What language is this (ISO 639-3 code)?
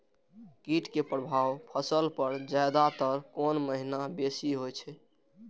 mai